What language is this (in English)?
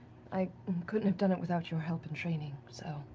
English